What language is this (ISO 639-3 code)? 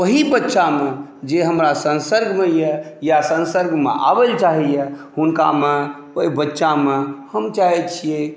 mai